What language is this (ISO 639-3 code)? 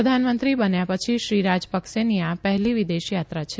guj